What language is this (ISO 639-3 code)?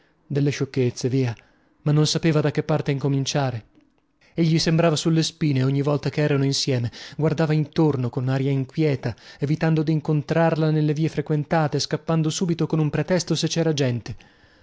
ita